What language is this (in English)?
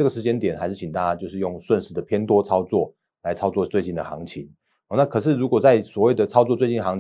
Chinese